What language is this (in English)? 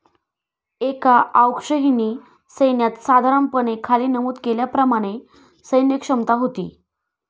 Marathi